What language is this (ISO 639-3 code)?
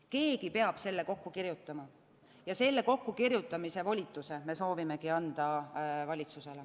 est